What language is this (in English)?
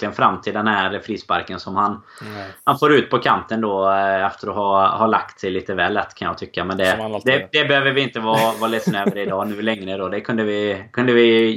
Swedish